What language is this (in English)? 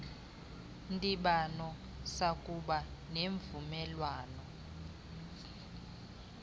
Xhosa